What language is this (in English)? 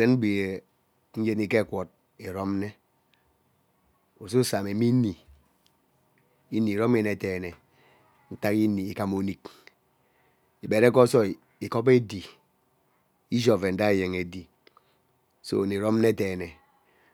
Ubaghara